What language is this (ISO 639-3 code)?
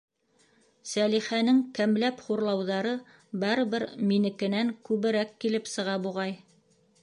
bak